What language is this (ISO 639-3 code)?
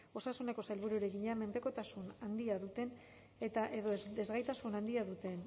eus